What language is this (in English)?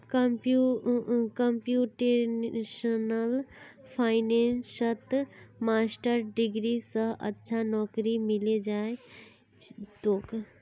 Magahi